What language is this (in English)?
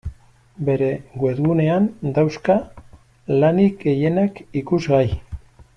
Basque